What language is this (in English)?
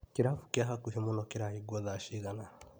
Kikuyu